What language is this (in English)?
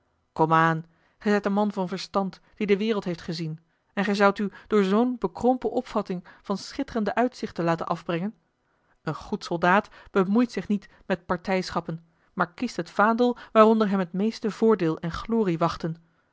Dutch